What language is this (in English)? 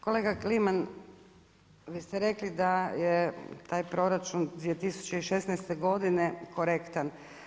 Croatian